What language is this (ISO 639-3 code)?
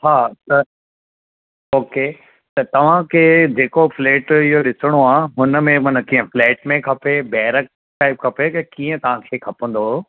snd